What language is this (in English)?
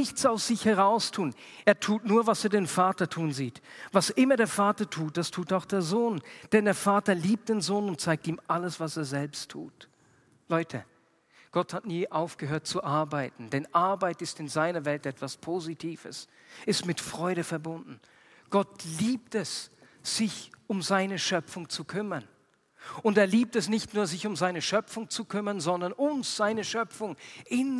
German